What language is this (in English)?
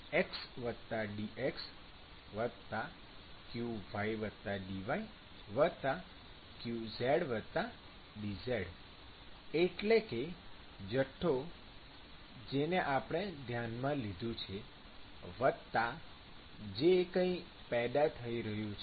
Gujarati